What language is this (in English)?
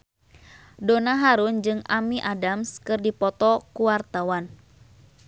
Sundanese